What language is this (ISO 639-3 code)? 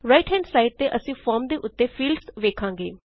pan